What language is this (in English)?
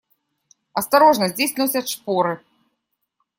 Russian